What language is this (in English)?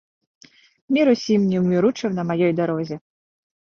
Belarusian